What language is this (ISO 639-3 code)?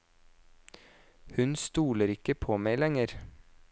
nor